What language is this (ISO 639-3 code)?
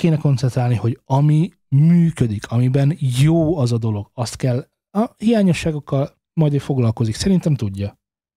hun